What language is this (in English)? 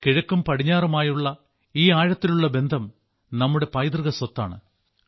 Malayalam